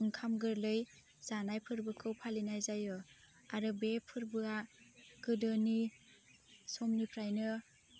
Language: Bodo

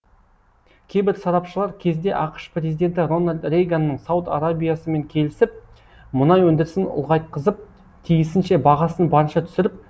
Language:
Kazakh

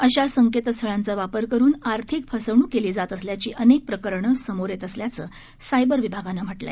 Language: Marathi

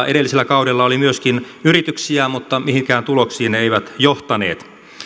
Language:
Finnish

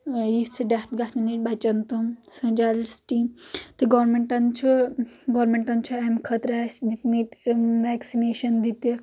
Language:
Kashmiri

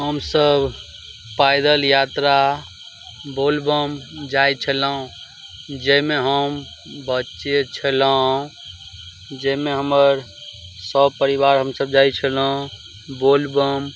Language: Maithili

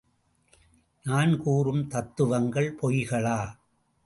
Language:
Tamil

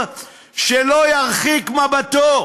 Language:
Hebrew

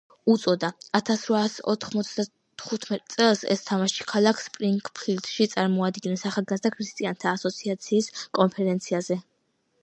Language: Georgian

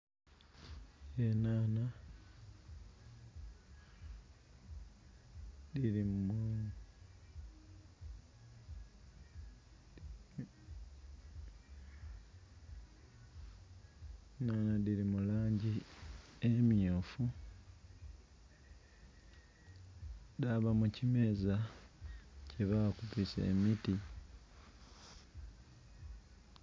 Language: Soga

